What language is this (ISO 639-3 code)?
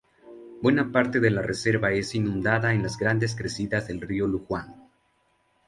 spa